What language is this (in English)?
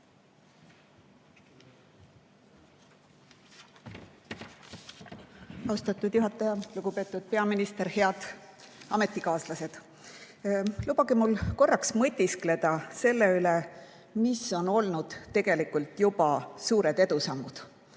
Estonian